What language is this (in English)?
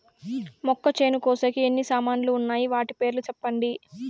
Telugu